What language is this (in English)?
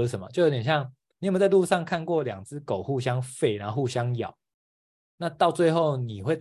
Chinese